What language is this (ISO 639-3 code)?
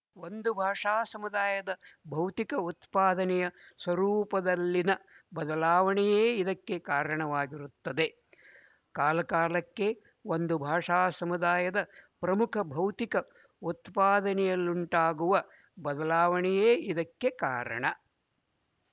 kan